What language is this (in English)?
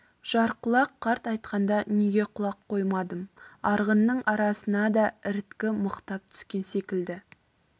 Kazakh